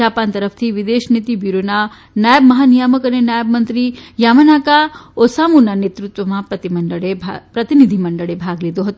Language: Gujarati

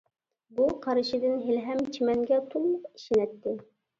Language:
Uyghur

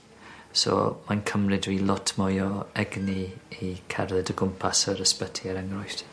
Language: Welsh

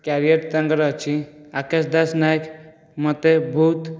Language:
Odia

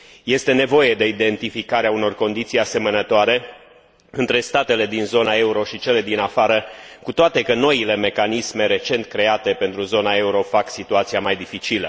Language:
Romanian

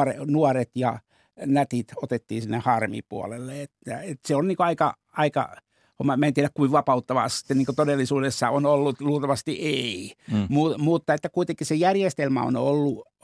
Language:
Finnish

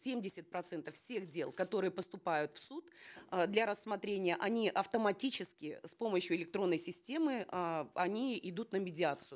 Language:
Kazakh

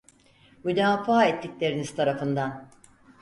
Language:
Turkish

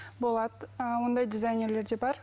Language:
Kazakh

